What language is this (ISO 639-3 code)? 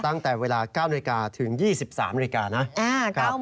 tha